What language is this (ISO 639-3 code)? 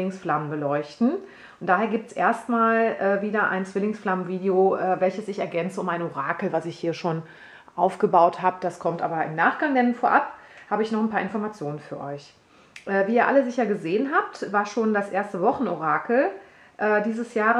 deu